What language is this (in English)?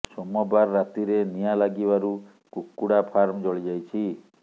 Odia